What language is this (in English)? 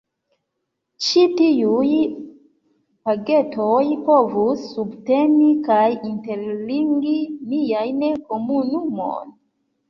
Esperanto